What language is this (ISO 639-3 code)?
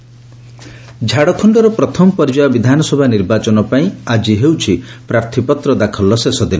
ori